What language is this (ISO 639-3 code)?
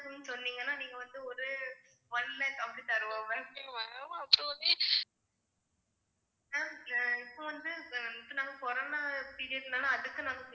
tam